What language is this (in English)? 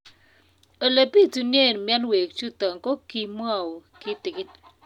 Kalenjin